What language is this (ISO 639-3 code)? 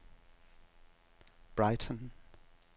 dan